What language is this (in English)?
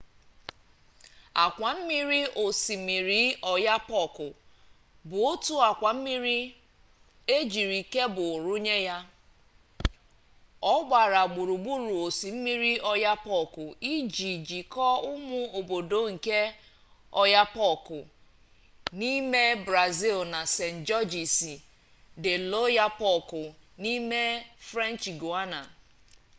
Igbo